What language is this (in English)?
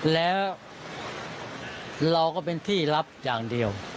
Thai